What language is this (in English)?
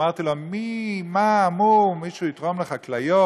Hebrew